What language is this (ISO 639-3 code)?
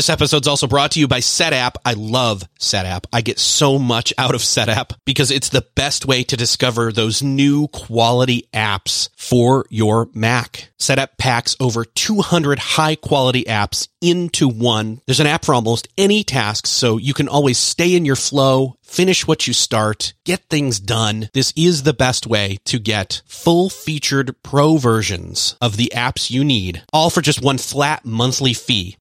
eng